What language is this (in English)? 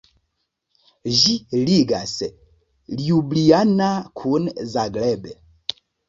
Esperanto